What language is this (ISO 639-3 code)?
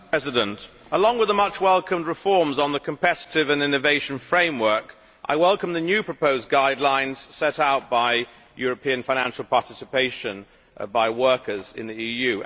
eng